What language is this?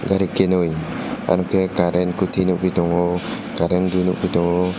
Kok Borok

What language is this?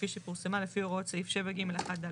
Hebrew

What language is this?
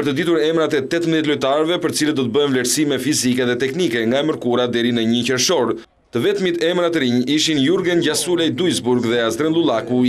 Romanian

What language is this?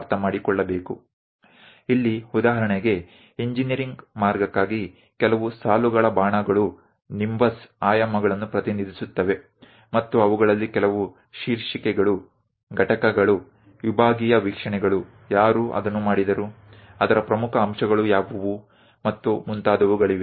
Gujarati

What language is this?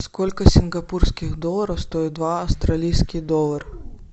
Russian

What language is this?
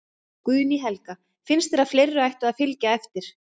Icelandic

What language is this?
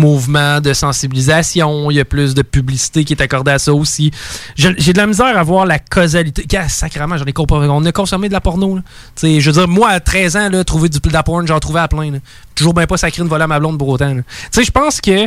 French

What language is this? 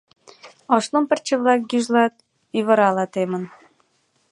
Mari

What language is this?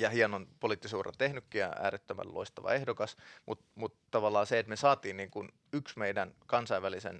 Finnish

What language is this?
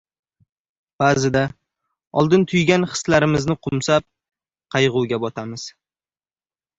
Uzbek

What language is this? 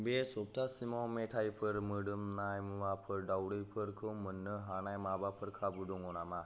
Bodo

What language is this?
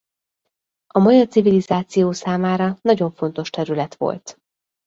Hungarian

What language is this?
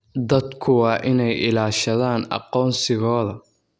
Somali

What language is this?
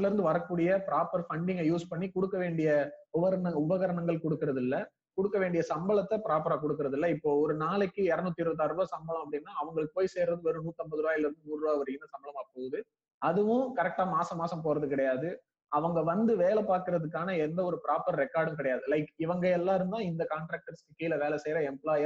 Tamil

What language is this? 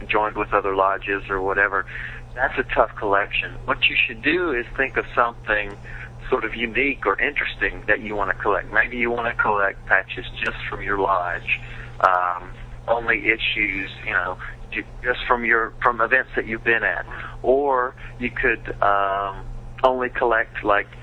English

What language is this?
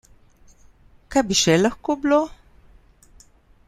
Slovenian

